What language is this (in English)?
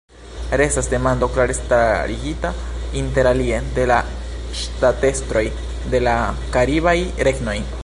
Esperanto